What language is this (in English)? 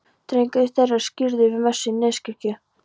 Icelandic